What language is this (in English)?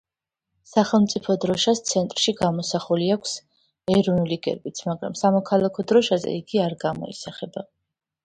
Georgian